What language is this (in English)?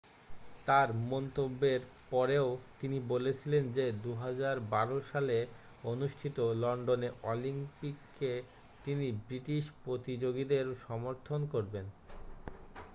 Bangla